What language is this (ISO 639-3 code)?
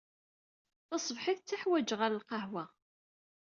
kab